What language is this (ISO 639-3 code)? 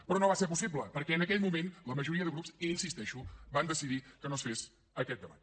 cat